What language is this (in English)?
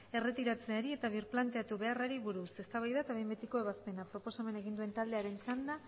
Basque